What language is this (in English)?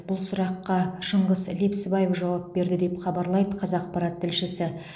Kazakh